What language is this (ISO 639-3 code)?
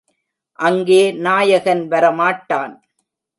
tam